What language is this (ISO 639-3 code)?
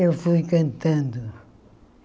por